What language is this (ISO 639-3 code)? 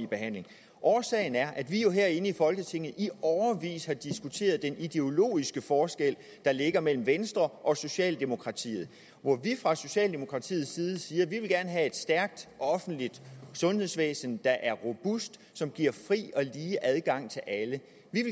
dan